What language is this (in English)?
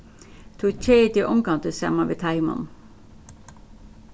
Faroese